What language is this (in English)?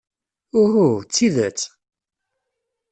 Kabyle